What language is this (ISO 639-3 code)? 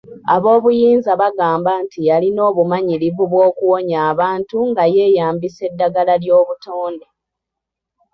lug